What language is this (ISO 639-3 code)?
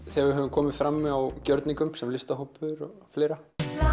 isl